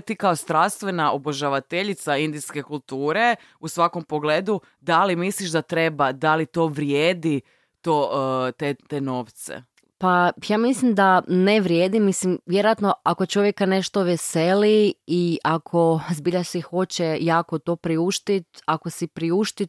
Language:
Croatian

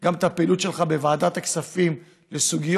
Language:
Hebrew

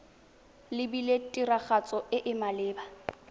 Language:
Tswana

